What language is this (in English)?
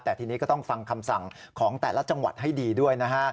Thai